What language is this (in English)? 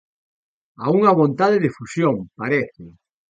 Galician